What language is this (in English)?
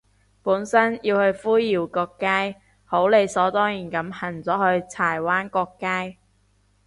Cantonese